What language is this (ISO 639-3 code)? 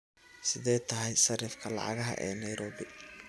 som